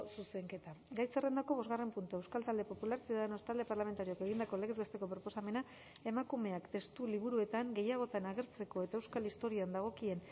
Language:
Basque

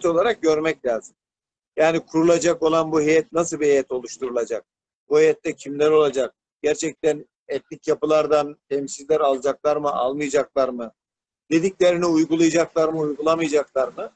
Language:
Turkish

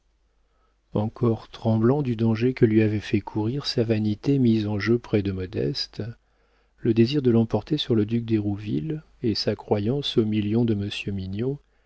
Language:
French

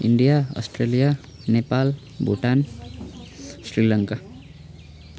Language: Nepali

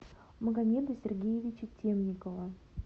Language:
Russian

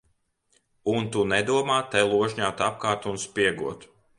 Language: Latvian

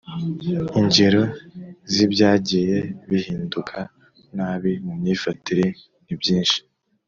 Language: Kinyarwanda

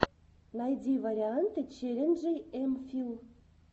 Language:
Russian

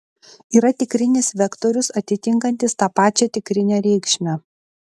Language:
Lithuanian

